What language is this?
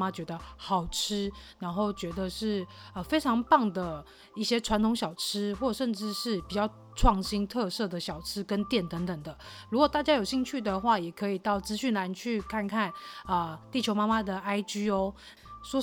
Chinese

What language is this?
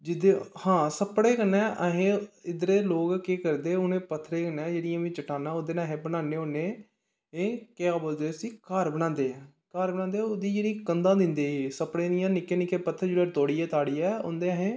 Dogri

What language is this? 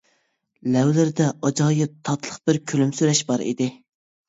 Uyghur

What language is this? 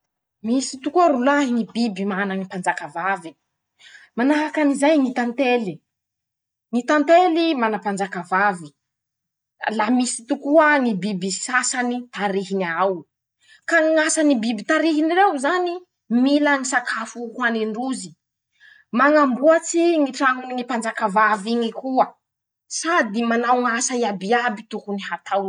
Masikoro Malagasy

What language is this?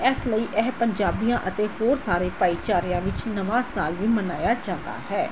Punjabi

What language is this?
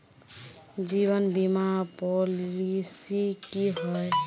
Magahi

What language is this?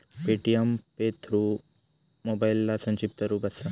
Marathi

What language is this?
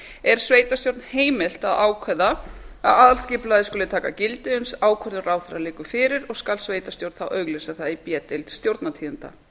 Icelandic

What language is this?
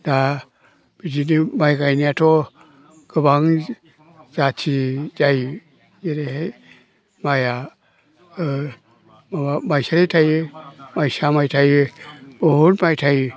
Bodo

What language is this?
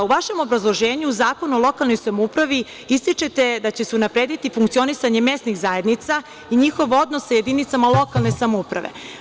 Serbian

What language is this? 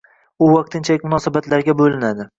Uzbek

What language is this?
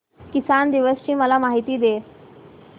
Marathi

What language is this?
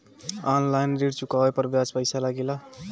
Bhojpuri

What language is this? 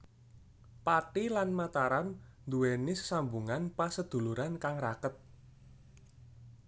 Javanese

